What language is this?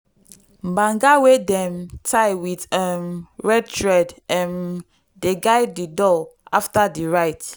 Nigerian Pidgin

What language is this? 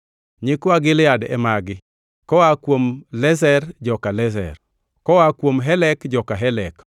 Luo (Kenya and Tanzania)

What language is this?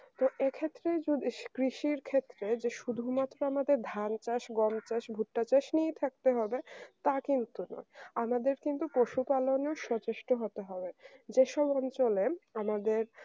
Bangla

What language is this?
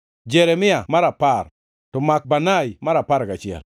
Luo (Kenya and Tanzania)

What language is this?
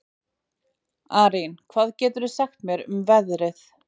Icelandic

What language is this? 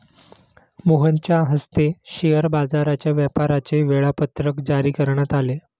Marathi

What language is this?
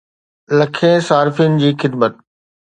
Sindhi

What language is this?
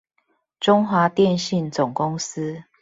Chinese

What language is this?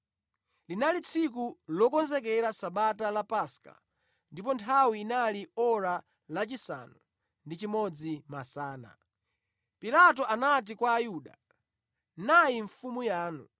Nyanja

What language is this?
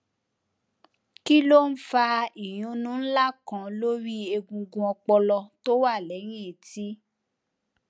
Yoruba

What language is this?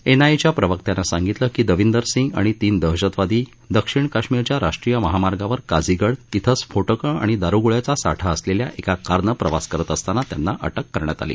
Marathi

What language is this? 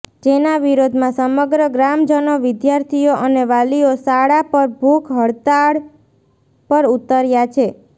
Gujarati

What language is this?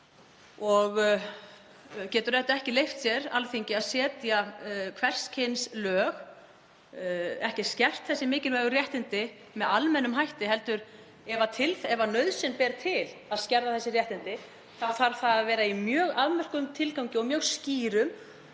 Icelandic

